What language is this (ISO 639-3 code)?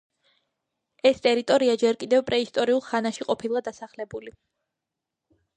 kat